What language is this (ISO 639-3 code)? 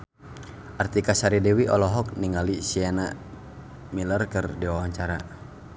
sun